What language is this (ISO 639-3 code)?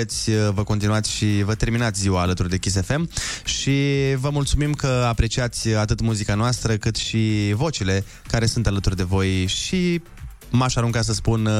ron